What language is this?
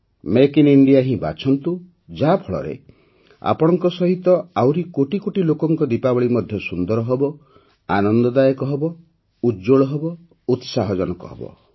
Odia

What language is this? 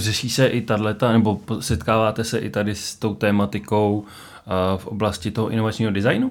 Czech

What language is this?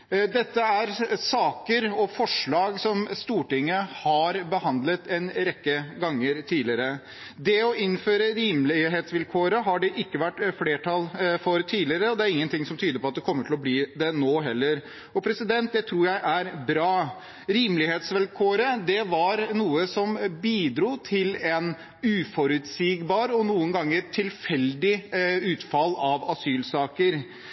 Norwegian Bokmål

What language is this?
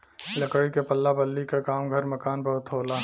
Bhojpuri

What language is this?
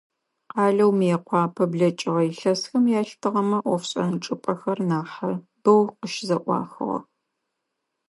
Adyghe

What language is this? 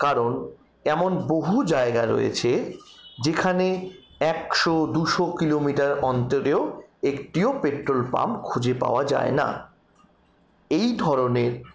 Bangla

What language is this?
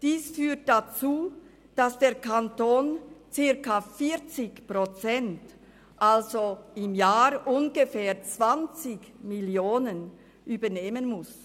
Swiss German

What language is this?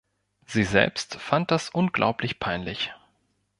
German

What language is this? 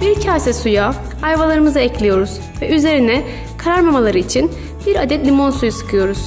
Turkish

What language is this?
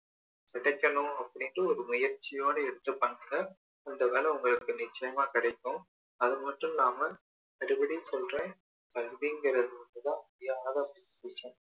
Tamil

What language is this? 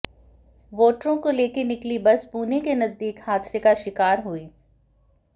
Hindi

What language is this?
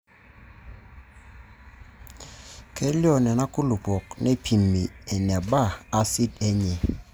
Masai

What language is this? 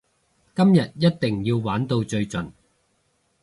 Cantonese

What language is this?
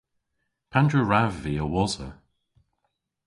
Cornish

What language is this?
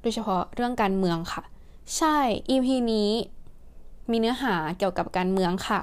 Thai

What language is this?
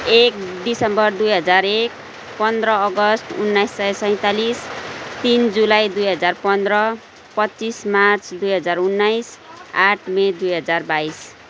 Nepali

